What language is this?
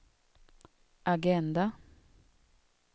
Swedish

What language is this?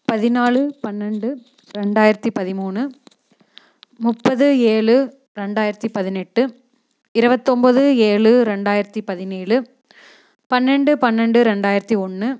Tamil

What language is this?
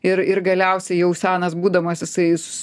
Lithuanian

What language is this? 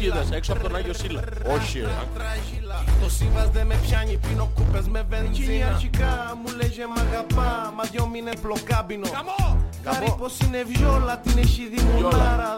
Greek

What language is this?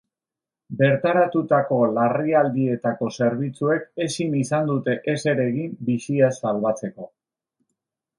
Basque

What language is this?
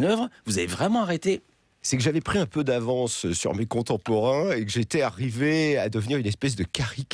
French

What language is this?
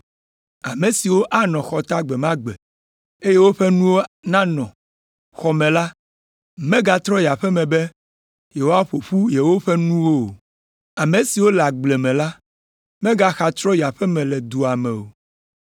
Ewe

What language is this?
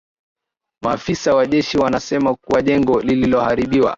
Swahili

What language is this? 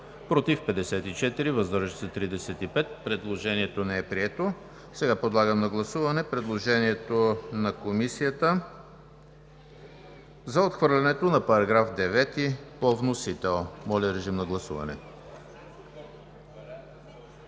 Bulgarian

